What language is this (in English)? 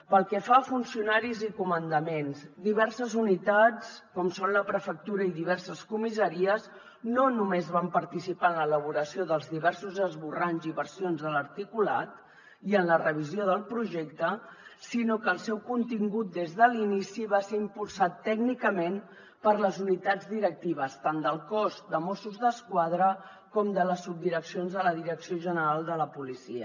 Catalan